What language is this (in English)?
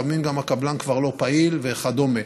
Hebrew